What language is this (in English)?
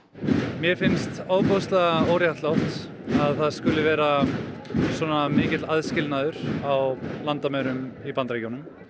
Icelandic